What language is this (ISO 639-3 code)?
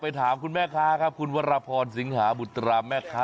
tha